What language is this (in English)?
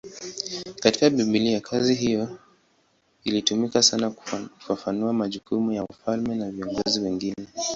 Swahili